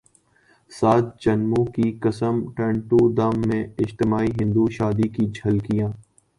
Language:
Urdu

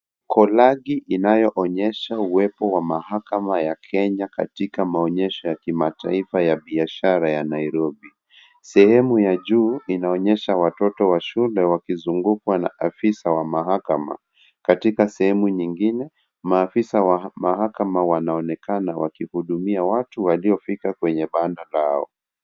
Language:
Swahili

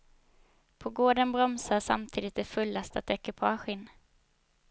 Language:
Swedish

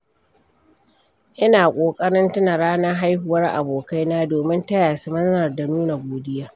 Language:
Hausa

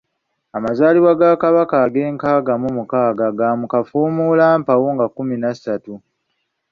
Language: Ganda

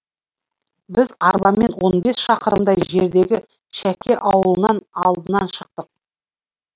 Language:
Kazakh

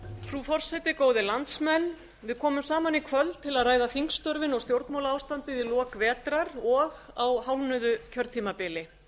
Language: Icelandic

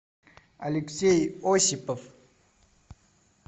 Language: Russian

